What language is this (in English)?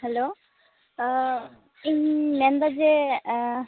Santali